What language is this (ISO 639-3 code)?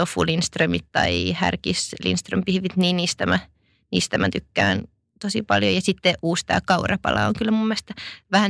fin